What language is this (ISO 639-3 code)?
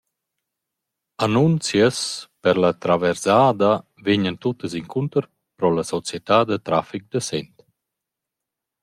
roh